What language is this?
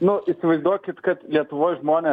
Lithuanian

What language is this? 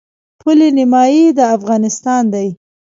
Pashto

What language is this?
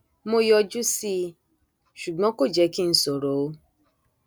Yoruba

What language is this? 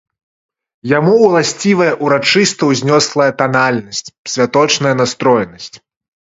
Belarusian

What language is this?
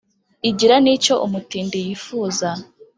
Kinyarwanda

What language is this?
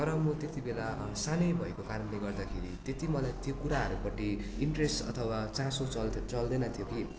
Nepali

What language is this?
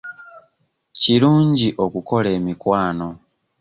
Ganda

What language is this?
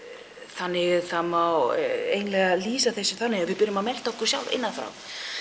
Icelandic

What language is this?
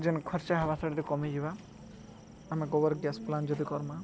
Odia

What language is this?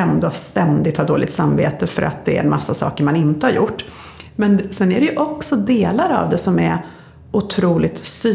Swedish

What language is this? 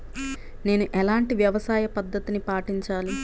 Telugu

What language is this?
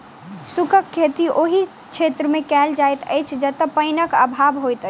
Maithili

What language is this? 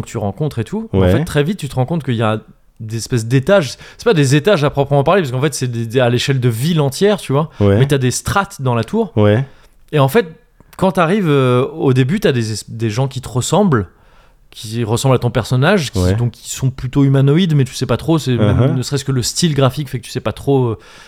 French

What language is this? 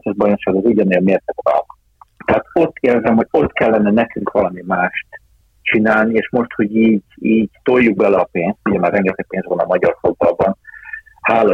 Hungarian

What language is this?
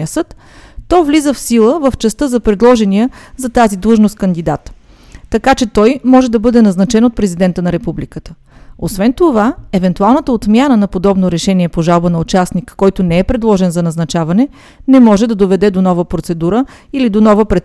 Bulgarian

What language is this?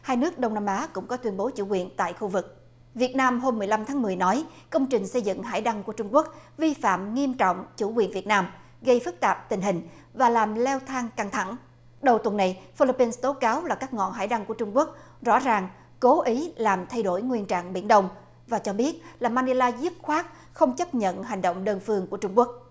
Vietnamese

